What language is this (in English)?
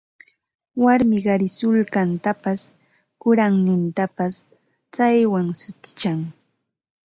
Ambo-Pasco Quechua